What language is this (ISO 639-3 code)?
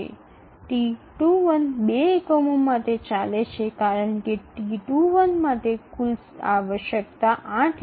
ben